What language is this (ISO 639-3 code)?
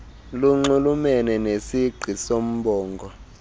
xho